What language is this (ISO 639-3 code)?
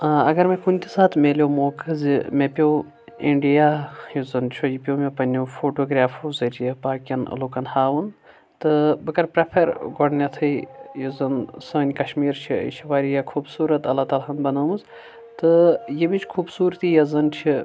kas